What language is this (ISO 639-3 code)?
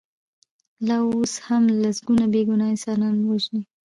pus